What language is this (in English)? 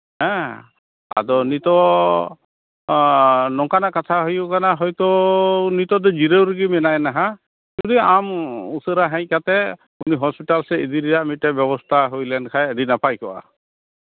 Santali